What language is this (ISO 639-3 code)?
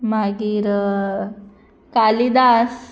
kok